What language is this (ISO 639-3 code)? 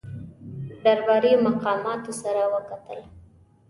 pus